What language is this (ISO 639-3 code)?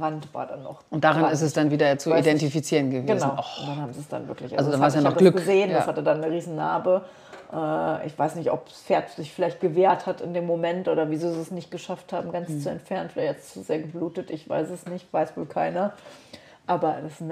deu